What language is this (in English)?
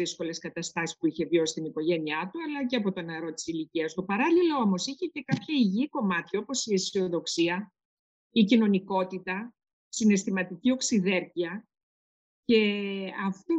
Greek